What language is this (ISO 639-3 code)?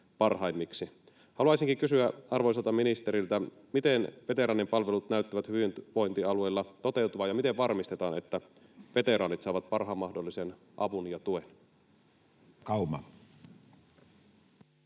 fin